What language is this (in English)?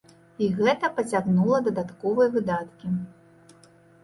Belarusian